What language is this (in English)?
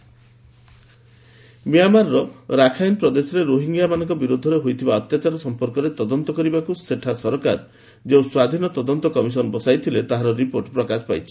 Odia